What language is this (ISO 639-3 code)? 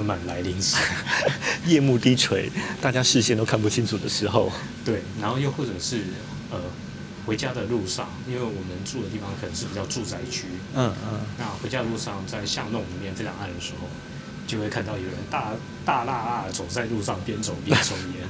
zho